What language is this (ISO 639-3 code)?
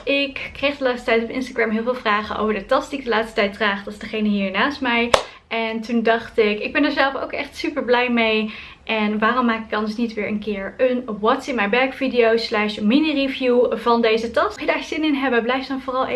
nld